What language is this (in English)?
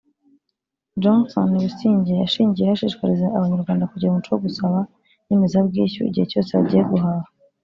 Kinyarwanda